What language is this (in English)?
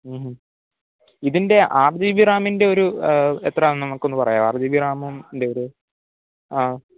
Malayalam